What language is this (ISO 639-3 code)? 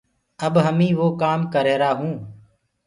ggg